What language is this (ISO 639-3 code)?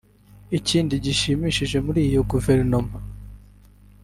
kin